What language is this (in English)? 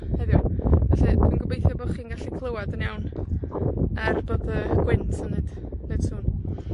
Welsh